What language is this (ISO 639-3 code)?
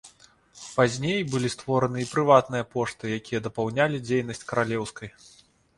bel